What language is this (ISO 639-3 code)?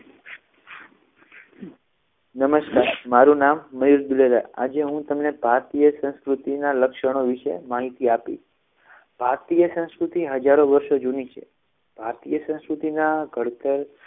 guj